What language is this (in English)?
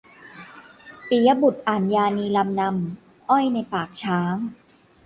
Thai